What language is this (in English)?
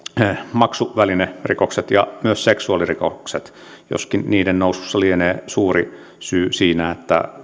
Finnish